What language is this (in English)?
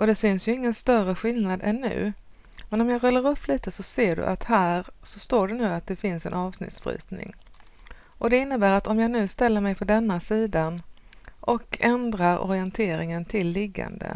Swedish